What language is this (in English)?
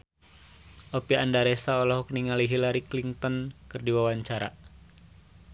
Sundanese